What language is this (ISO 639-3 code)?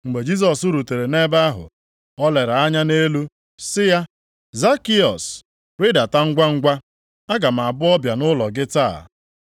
ibo